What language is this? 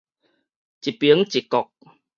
Min Nan Chinese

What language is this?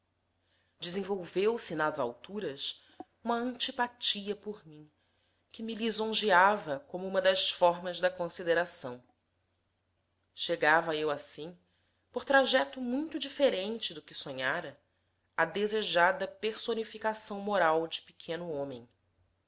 Portuguese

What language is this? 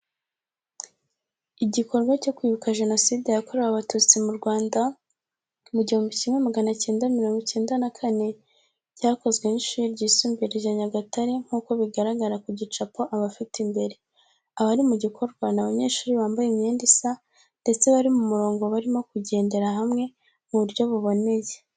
Kinyarwanda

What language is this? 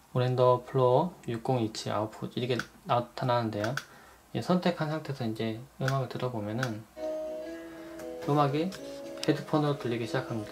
Korean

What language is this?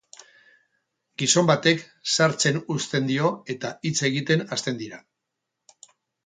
Basque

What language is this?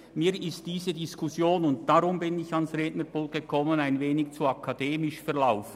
Swiss German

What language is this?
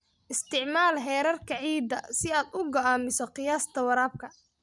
Somali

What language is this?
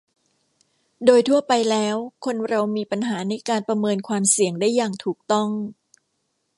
Thai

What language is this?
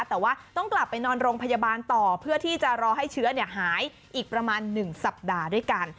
Thai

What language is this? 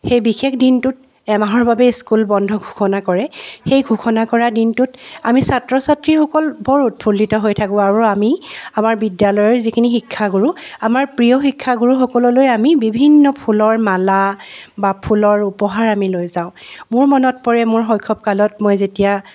Assamese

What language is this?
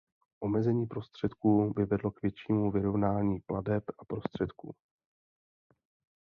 Czech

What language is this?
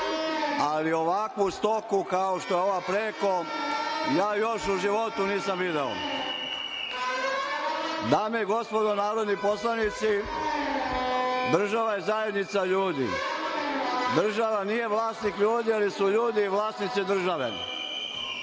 Serbian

